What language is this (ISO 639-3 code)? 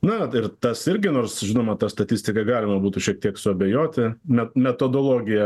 lit